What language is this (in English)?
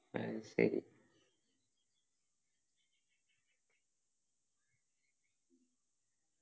Malayalam